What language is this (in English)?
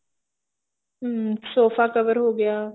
Punjabi